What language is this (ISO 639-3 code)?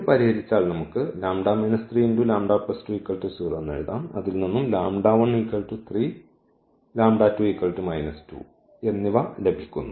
mal